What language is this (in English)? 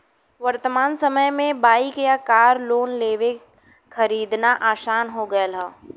Bhojpuri